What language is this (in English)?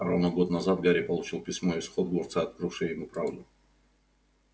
Russian